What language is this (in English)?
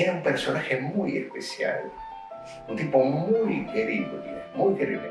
Spanish